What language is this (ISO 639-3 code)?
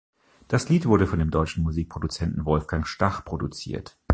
deu